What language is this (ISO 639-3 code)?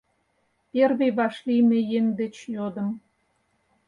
chm